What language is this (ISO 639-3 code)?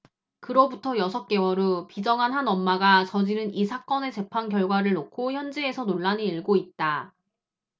kor